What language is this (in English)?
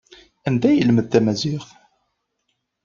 Kabyle